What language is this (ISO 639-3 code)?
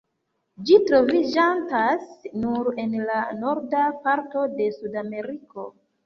epo